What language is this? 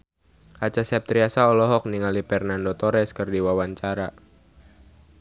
Sundanese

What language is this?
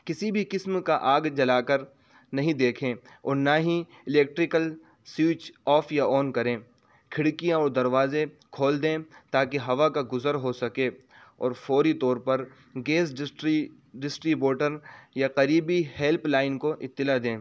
Urdu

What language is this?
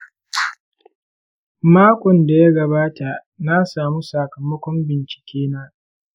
Hausa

